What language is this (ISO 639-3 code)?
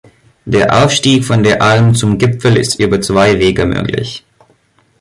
deu